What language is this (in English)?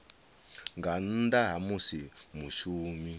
Venda